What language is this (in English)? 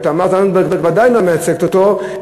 Hebrew